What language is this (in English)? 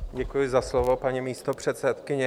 Czech